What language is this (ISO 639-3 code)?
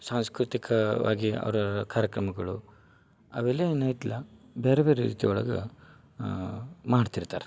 kan